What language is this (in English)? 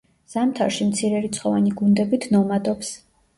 Georgian